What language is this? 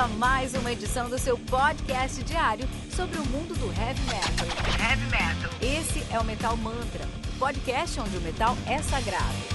Portuguese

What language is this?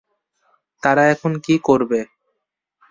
Bangla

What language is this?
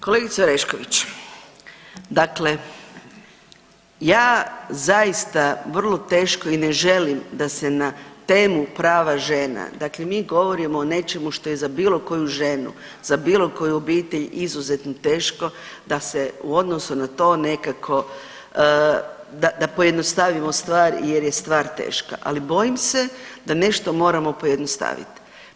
Croatian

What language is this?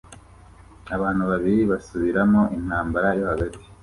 Kinyarwanda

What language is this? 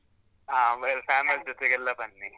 Kannada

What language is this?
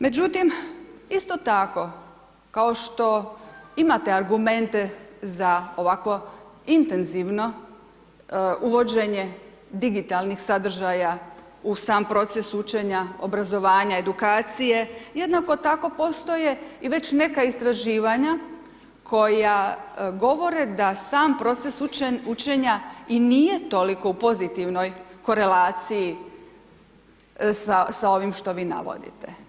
Croatian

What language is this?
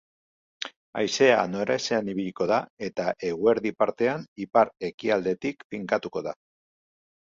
Basque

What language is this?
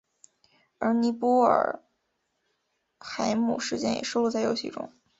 Chinese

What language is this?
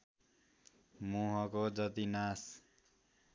Nepali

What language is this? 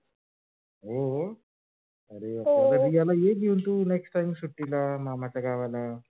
Marathi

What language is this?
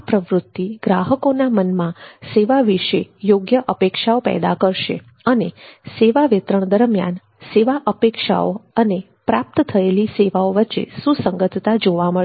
Gujarati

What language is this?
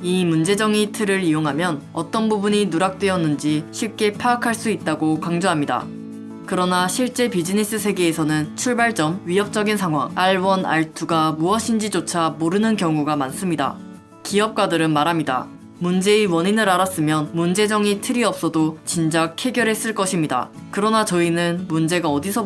Korean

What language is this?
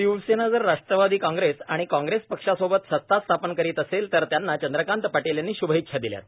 Marathi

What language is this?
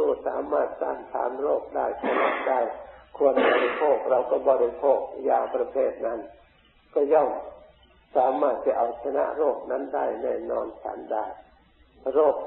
Thai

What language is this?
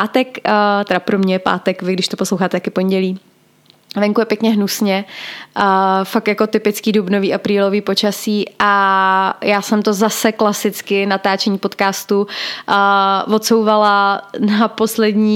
Czech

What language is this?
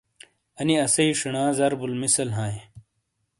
Shina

